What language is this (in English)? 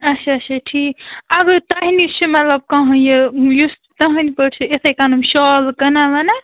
Kashmiri